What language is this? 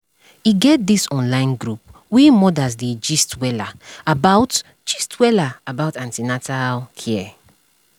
Nigerian Pidgin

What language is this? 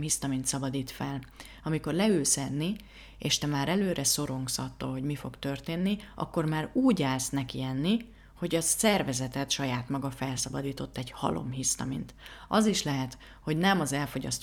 Hungarian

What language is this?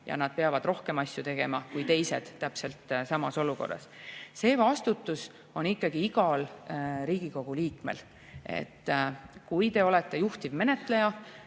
Estonian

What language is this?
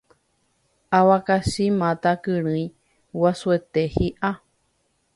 Guarani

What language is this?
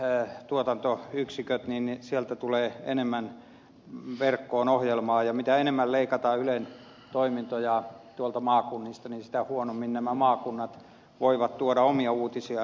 Finnish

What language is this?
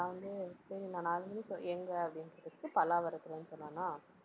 Tamil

